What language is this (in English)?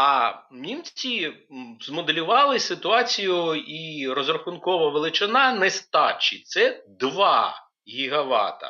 Ukrainian